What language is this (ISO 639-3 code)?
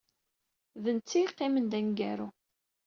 kab